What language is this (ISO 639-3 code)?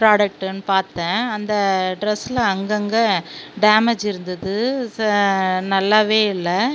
tam